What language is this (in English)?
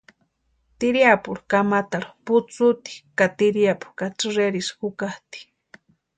Western Highland Purepecha